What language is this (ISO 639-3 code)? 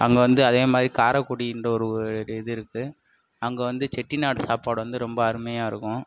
tam